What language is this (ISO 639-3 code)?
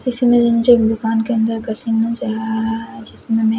hin